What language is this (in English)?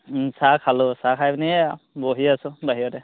Assamese